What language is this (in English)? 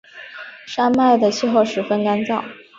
Chinese